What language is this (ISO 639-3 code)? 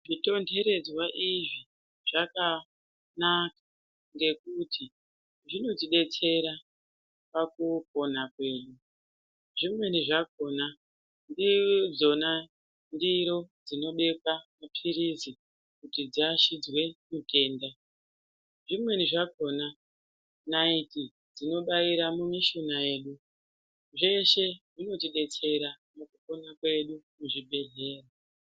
ndc